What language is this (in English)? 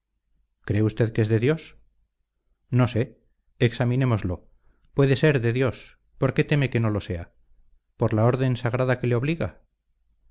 Spanish